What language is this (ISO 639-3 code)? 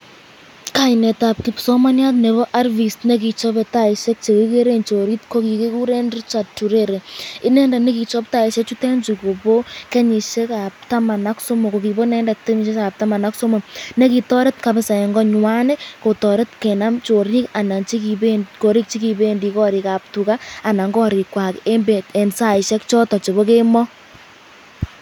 kln